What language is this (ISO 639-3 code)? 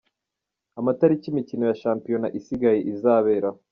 kin